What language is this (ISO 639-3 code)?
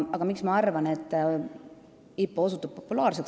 est